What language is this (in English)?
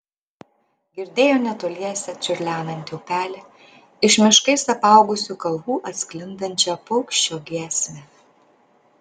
Lithuanian